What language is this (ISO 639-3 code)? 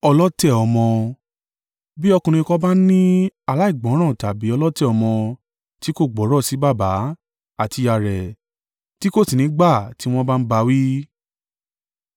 yor